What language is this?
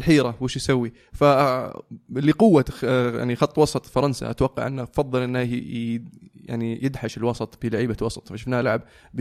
Arabic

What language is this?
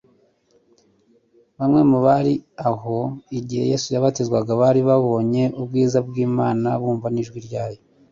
Kinyarwanda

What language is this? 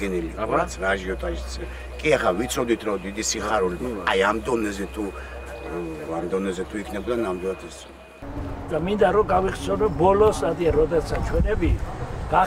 Turkish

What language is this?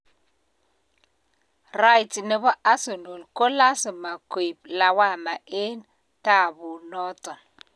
Kalenjin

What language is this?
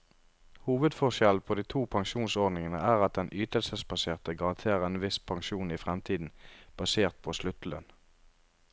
Norwegian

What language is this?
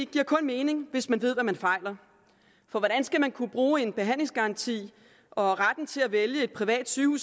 Danish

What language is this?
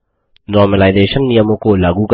Hindi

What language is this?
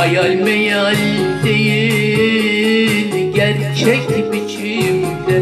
Turkish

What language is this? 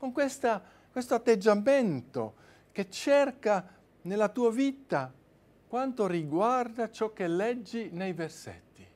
Italian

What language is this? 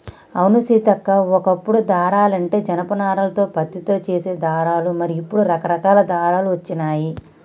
Telugu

